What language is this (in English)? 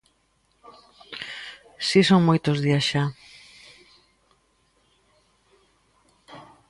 Galician